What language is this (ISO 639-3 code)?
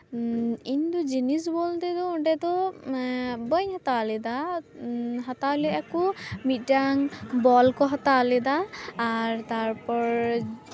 sat